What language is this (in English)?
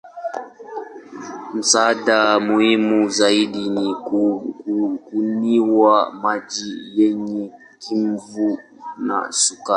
Swahili